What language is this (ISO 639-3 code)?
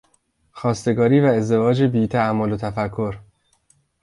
fas